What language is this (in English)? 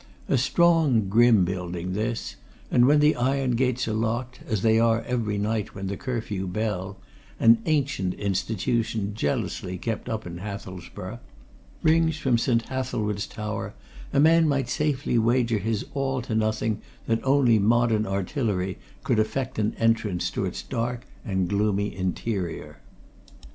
English